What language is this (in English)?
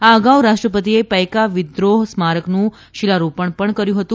Gujarati